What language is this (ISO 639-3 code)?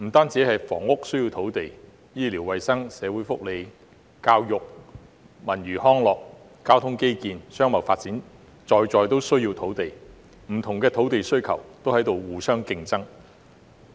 yue